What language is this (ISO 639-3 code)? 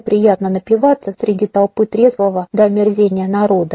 rus